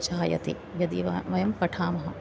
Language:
Sanskrit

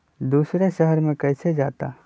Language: Magahi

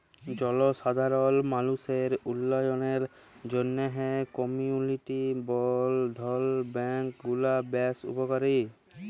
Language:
Bangla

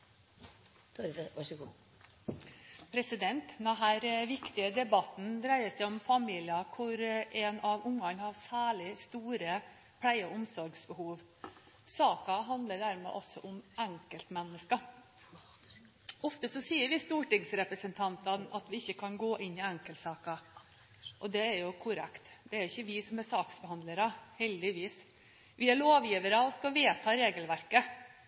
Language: Norwegian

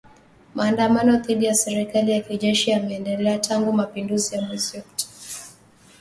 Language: Swahili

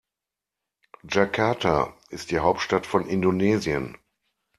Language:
German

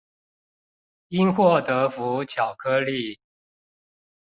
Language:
Chinese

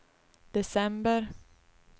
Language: Swedish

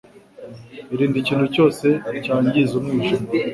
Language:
Kinyarwanda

